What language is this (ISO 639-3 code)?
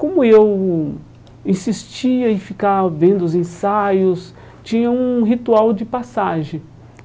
por